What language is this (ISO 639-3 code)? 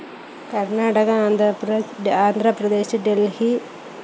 mal